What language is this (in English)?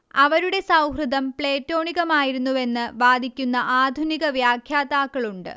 Malayalam